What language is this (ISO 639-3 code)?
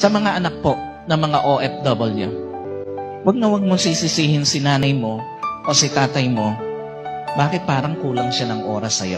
fil